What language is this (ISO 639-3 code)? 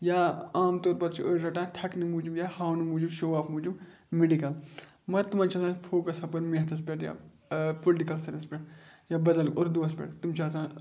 kas